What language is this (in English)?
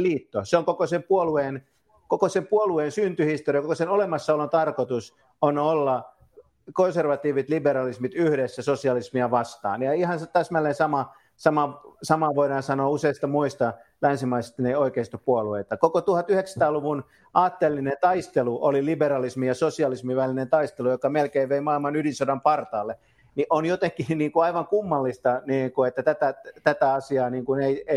Finnish